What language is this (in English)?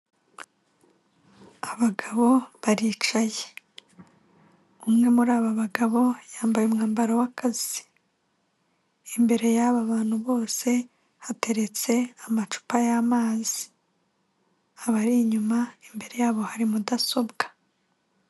Kinyarwanda